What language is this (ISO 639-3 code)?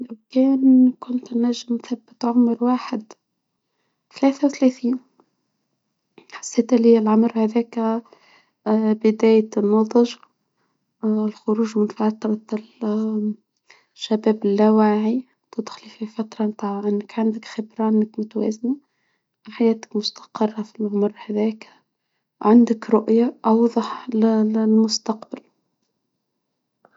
aeb